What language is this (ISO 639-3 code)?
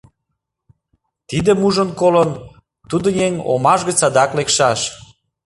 chm